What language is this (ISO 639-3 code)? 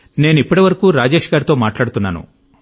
tel